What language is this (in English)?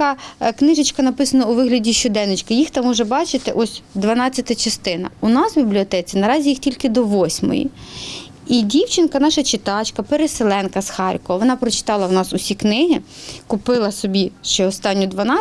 Ukrainian